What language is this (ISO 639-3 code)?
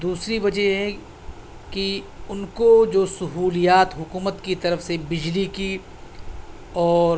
urd